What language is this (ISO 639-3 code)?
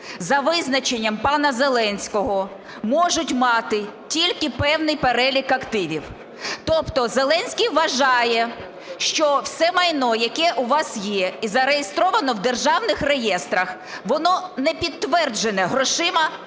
ukr